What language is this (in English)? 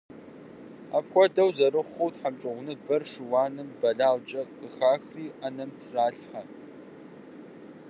Kabardian